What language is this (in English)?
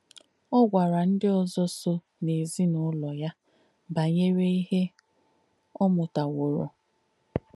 Igbo